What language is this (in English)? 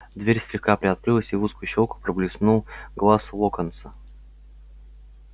Russian